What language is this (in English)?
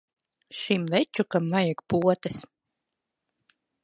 Latvian